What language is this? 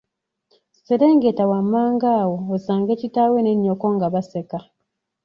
Ganda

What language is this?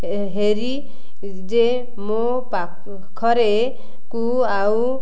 Odia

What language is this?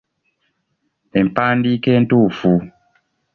Ganda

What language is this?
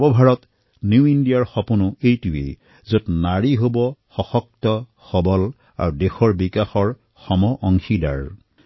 Assamese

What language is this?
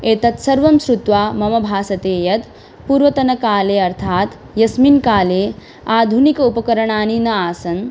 Sanskrit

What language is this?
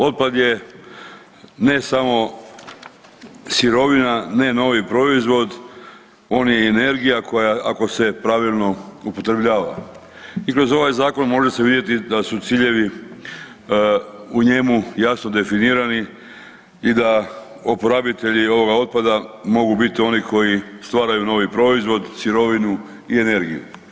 Croatian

